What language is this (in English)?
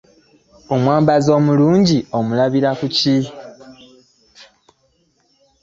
Ganda